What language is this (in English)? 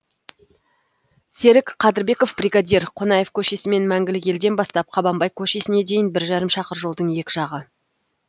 Kazakh